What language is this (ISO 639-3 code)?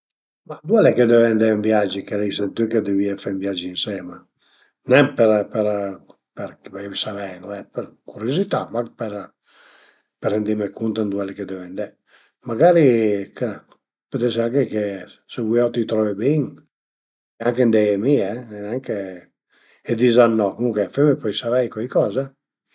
pms